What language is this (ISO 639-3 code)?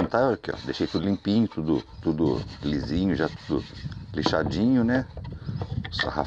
por